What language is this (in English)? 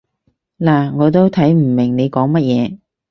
Cantonese